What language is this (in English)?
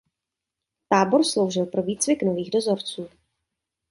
Czech